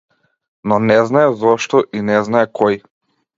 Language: Macedonian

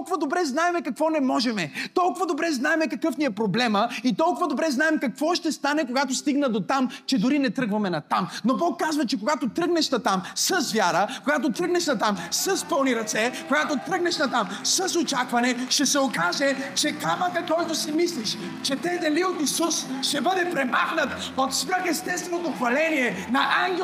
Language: Bulgarian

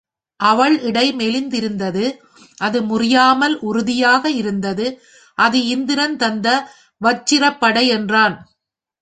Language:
Tamil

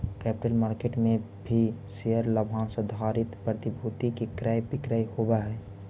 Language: Magahi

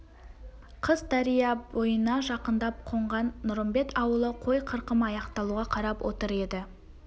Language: Kazakh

